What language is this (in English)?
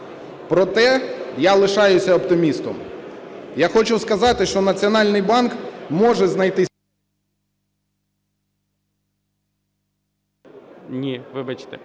Ukrainian